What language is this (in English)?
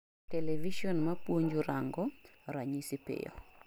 Luo (Kenya and Tanzania)